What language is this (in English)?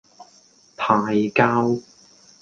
Cantonese